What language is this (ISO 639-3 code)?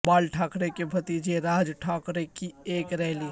urd